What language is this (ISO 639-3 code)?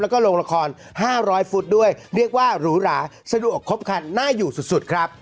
tha